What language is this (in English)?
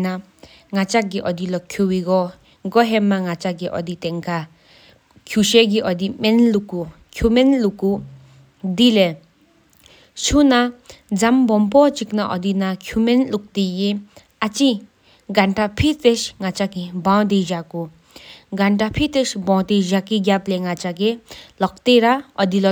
Sikkimese